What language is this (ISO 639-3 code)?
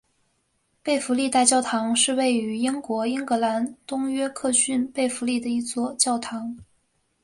zho